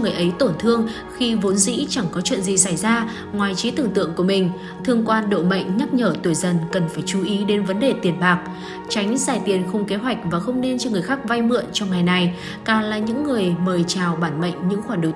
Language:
Vietnamese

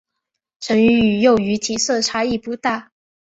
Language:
Chinese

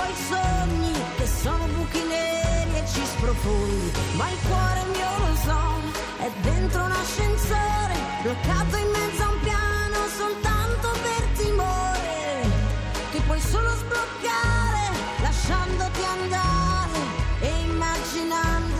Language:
Italian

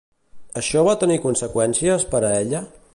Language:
Catalan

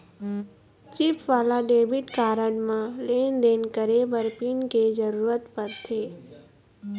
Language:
Chhattisgarhi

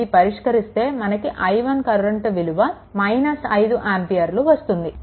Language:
Telugu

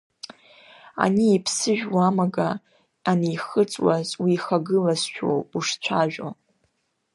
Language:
Abkhazian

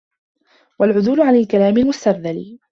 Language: Arabic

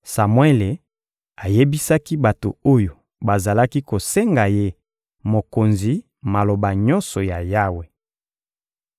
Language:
Lingala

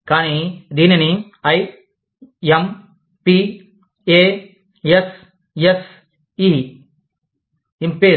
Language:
Telugu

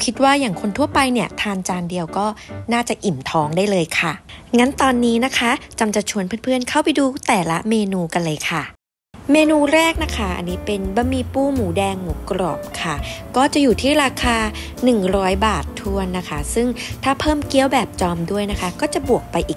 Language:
Thai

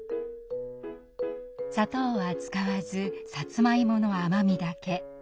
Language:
Japanese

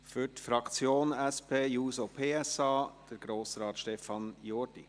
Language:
Swiss German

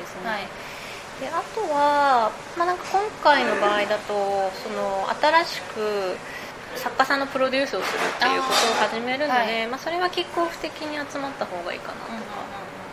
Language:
Japanese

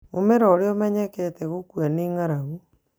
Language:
Kikuyu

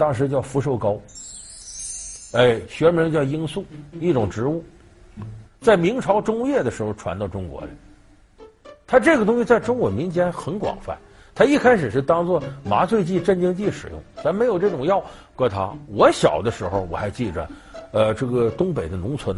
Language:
Chinese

